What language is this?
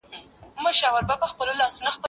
Pashto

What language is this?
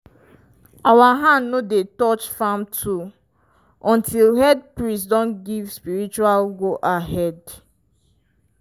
Nigerian Pidgin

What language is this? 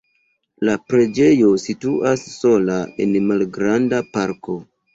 Esperanto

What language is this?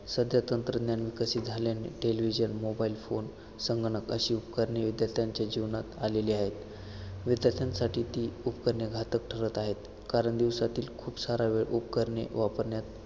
Marathi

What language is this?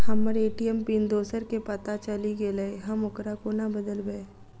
Maithili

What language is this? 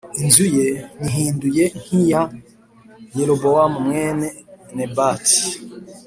Kinyarwanda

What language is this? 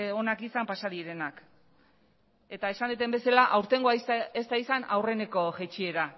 Basque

